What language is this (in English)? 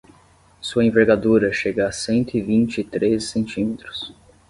Portuguese